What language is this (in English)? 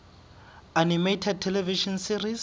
Southern Sotho